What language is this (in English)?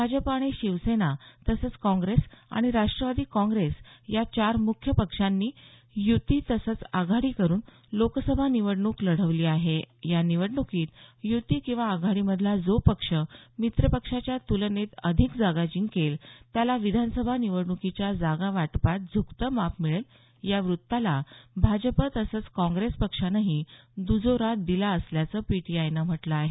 Marathi